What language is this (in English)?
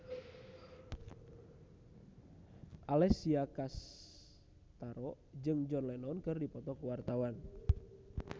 Sundanese